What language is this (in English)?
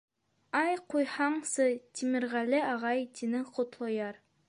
Bashkir